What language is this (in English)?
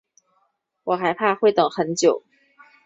Chinese